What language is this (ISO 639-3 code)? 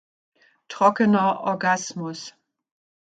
deu